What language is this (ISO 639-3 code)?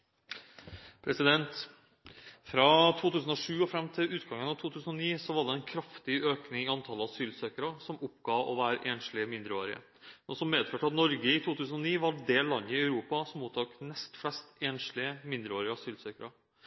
nor